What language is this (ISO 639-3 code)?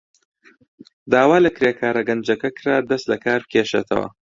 ckb